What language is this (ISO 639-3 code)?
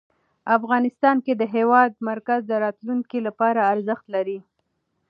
pus